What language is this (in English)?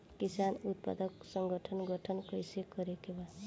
Bhojpuri